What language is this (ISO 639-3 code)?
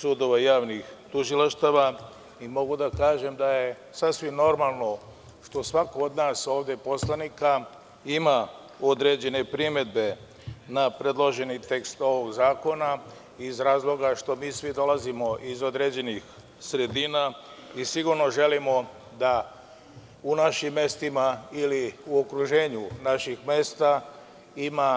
srp